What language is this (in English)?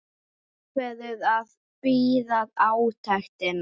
Icelandic